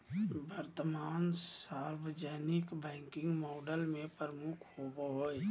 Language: Magahi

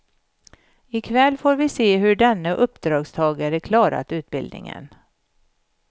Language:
Swedish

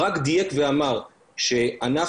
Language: Hebrew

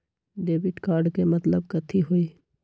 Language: Magahi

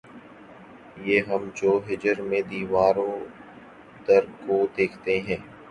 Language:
Urdu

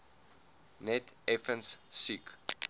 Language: Afrikaans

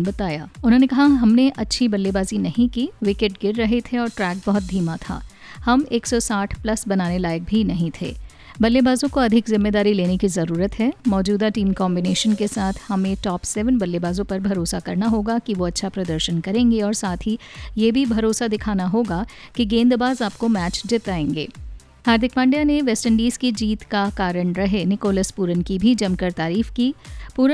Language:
Hindi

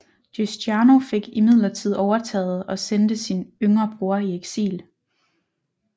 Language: Danish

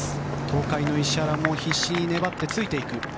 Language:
Japanese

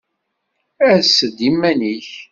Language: Kabyle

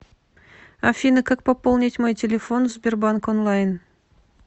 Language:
Russian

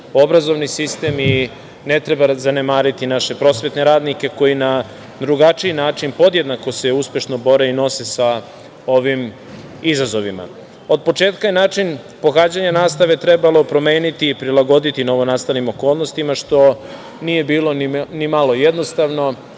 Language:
Serbian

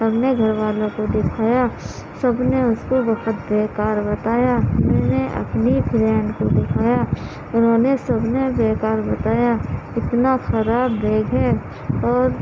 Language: Urdu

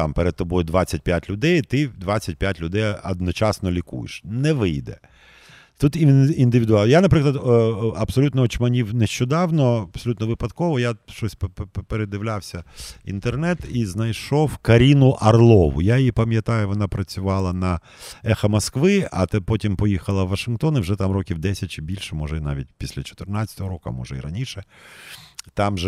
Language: Ukrainian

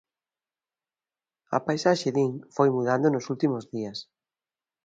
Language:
Galician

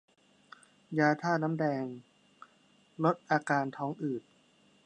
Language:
Thai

